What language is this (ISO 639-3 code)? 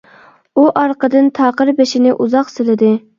uig